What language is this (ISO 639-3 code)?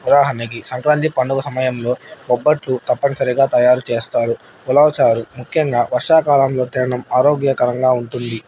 tel